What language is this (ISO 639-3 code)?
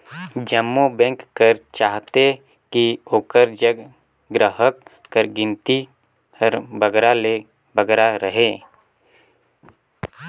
hne